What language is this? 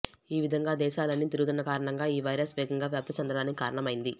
Telugu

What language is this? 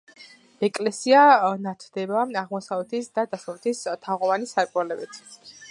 Georgian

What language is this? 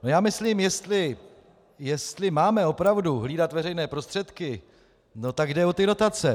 Czech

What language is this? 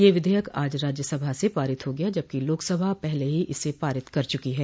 Hindi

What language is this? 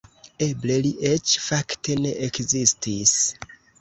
Esperanto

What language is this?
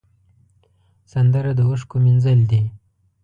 Pashto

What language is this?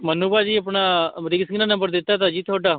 Punjabi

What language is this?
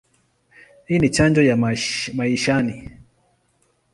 Swahili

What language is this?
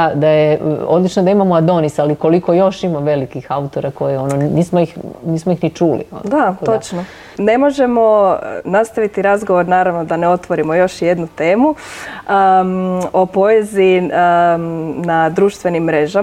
Croatian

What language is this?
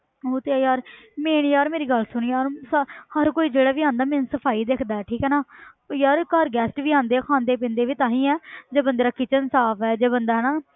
Punjabi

